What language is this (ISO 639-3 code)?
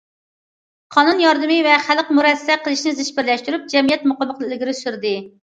uig